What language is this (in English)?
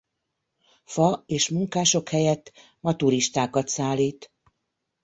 Hungarian